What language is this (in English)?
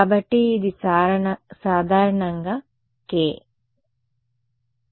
Telugu